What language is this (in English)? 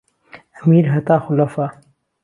Central Kurdish